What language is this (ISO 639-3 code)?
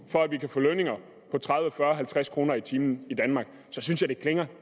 dan